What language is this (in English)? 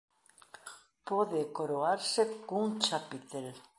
Galician